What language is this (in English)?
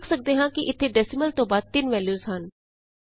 Punjabi